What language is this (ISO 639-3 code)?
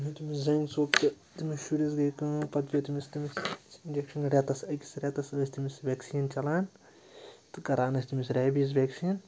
kas